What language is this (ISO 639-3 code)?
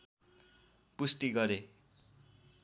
nep